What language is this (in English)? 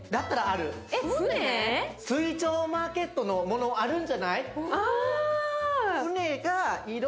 Japanese